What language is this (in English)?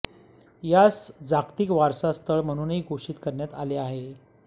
Marathi